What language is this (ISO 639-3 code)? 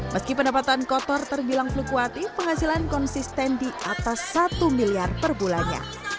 ind